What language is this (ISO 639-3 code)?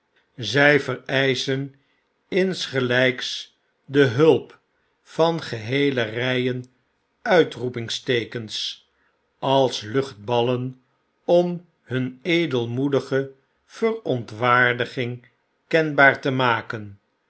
nld